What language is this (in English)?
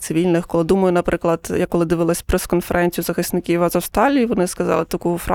Ukrainian